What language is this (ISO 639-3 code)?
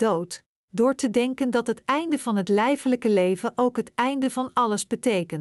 nld